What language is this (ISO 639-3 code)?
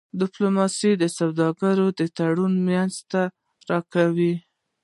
pus